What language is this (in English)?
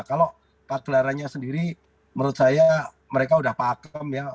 Indonesian